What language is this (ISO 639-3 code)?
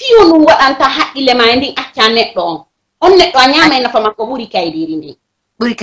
ita